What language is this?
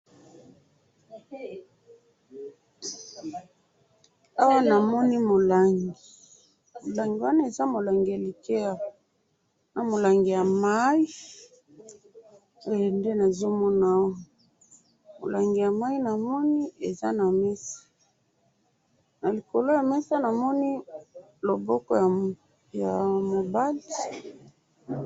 Lingala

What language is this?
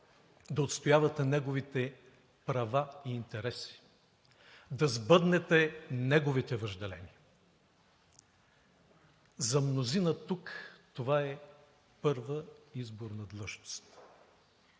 Bulgarian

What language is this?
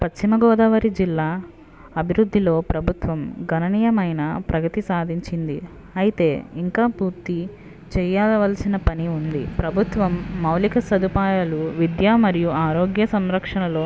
Telugu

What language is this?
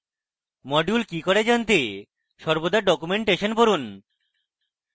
Bangla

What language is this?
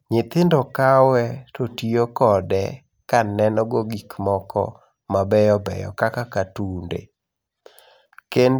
Luo (Kenya and Tanzania)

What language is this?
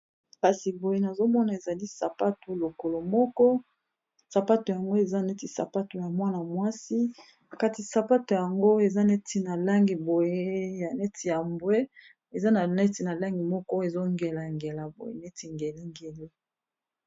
Lingala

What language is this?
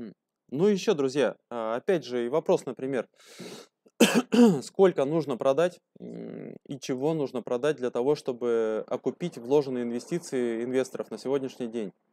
Russian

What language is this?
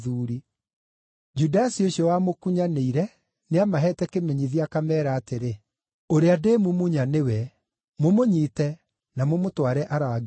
Kikuyu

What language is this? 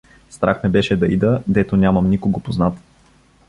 Bulgarian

